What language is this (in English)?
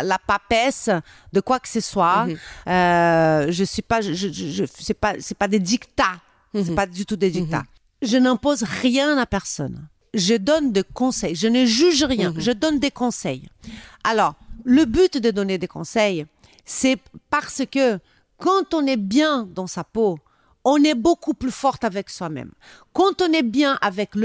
French